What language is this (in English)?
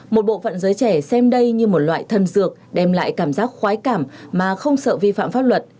Vietnamese